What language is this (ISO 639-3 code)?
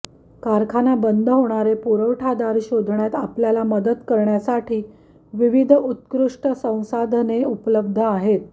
mar